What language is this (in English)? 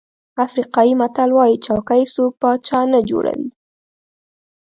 Pashto